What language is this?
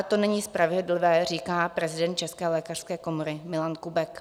Czech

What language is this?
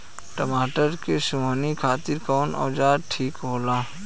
Bhojpuri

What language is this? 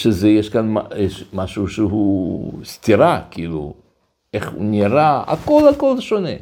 Hebrew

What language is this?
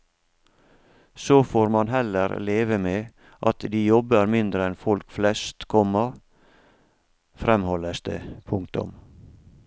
Norwegian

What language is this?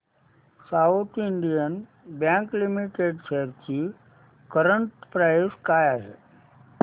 Marathi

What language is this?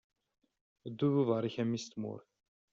Kabyle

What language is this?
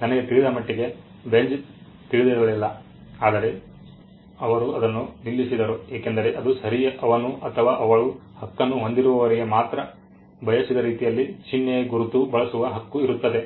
Kannada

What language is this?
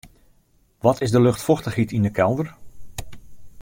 Western Frisian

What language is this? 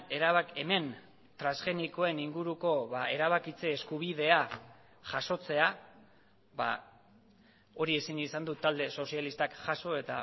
Basque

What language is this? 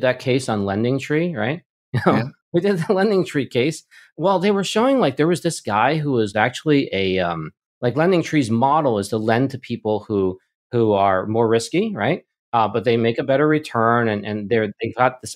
English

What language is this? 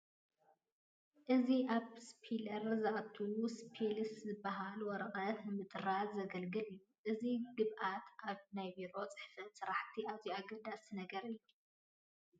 Tigrinya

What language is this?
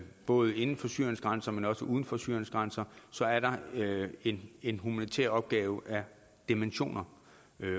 Danish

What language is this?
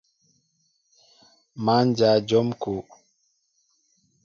Mbo (Cameroon)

